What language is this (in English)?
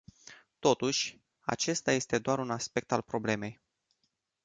Romanian